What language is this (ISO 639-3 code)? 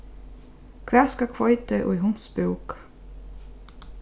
fao